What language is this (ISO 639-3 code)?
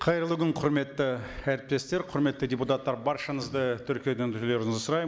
kaz